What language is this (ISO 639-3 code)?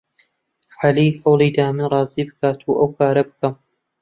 ckb